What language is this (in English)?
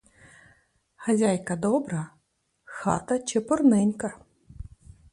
Ukrainian